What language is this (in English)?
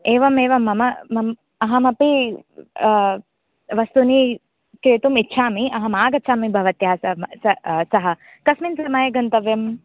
Sanskrit